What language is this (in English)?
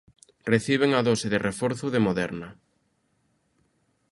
Galician